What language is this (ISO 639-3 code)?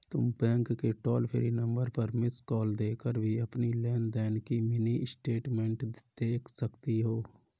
hin